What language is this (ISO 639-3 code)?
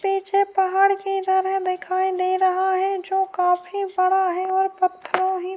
urd